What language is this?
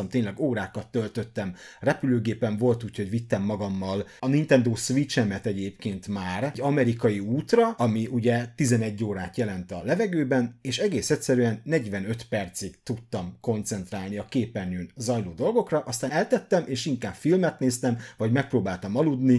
Hungarian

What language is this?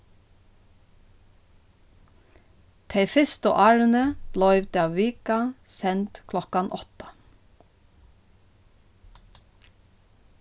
Faroese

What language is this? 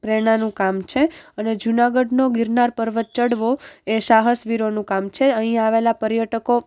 Gujarati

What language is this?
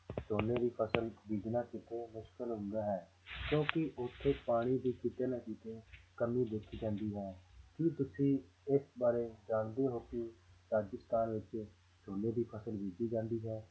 Punjabi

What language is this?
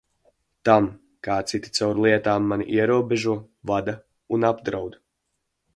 Latvian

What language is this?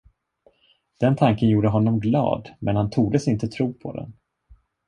Swedish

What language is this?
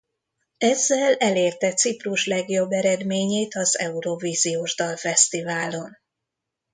Hungarian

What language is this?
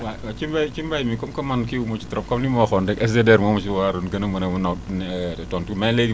Wolof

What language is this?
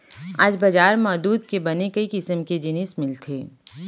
Chhattisgarhi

